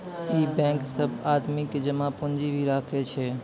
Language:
Maithili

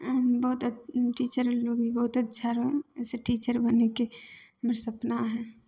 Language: Maithili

